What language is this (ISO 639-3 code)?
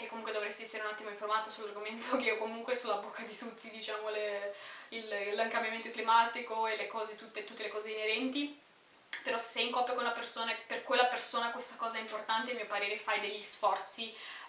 ita